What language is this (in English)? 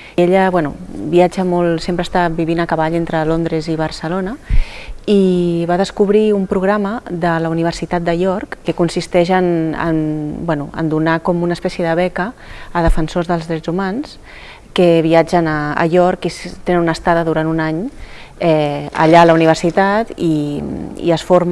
Catalan